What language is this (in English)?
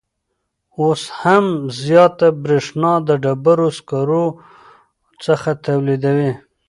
Pashto